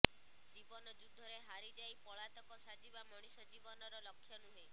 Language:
Odia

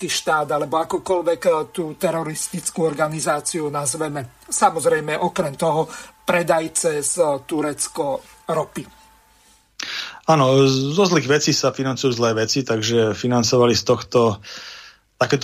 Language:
Slovak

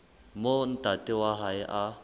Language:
Southern Sotho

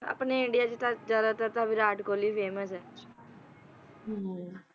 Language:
Punjabi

